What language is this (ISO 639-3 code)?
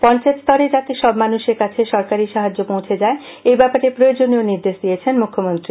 ben